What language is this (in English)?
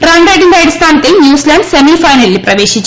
Malayalam